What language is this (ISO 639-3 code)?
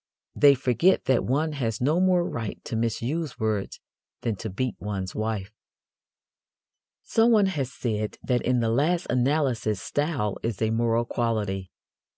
eng